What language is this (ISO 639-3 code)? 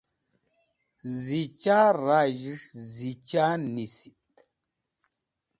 wbl